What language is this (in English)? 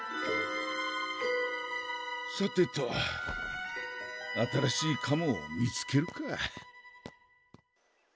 Japanese